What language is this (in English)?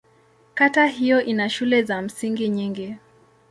Swahili